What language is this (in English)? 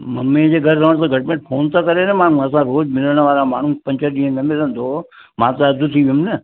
Sindhi